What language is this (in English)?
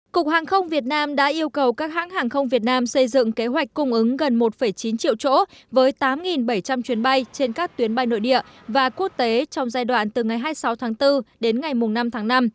Vietnamese